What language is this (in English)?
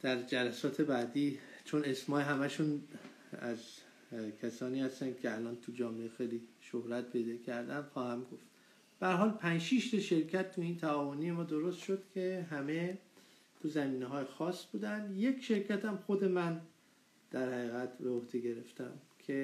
Persian